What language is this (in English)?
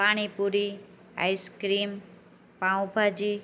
Gujarati